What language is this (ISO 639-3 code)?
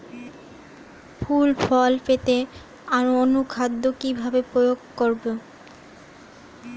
ben